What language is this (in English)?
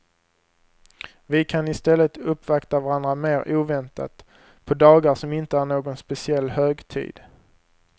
Swedish